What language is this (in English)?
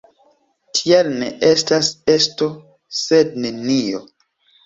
Esperanto